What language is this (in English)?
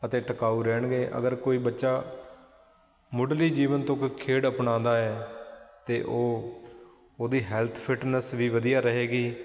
Punjabi